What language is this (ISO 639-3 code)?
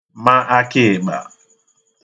ibo